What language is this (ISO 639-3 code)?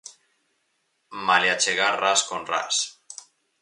glg